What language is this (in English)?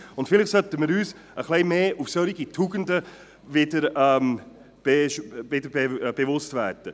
Swiss German